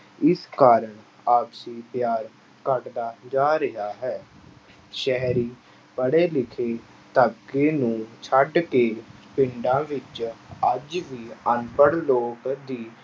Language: Punjabi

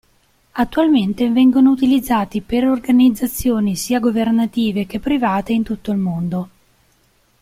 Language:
Italian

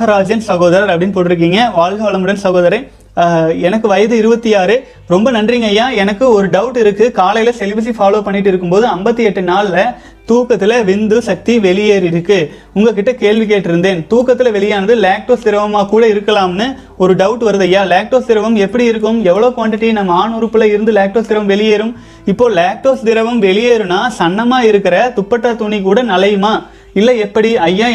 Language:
Tamil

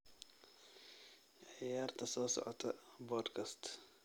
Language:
Somali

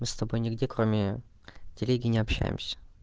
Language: Russian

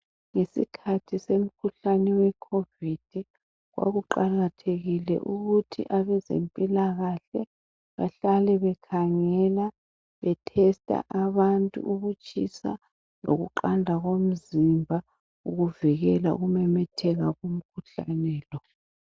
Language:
North Ndebele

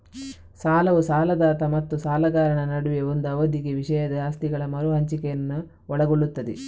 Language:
Kannada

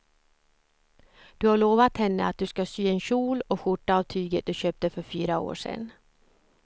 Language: Swedish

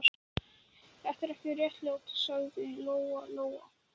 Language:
Icelandic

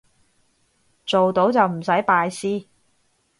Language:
Cantonese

